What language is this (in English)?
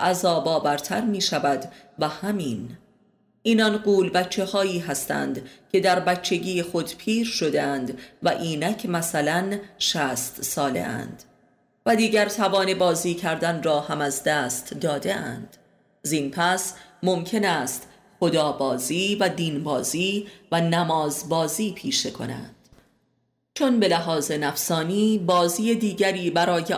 Persian